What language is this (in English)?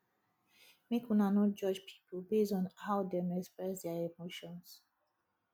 Nigerian Pidgin